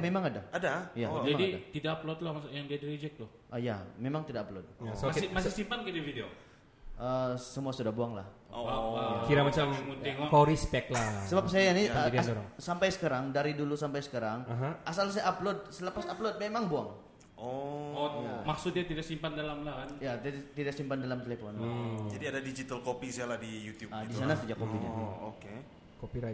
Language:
Malay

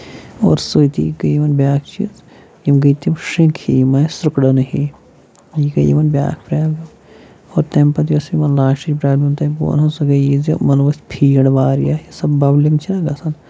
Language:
Kashmiri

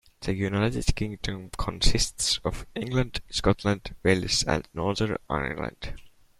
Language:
English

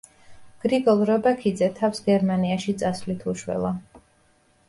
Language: Georgian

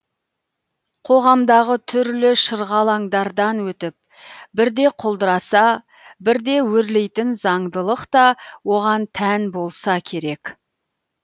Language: Kazakh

